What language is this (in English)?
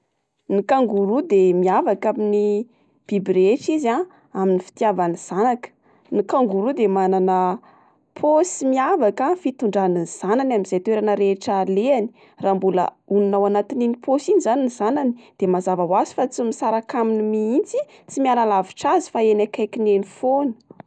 Malagasy